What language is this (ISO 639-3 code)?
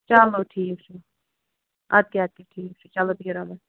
kas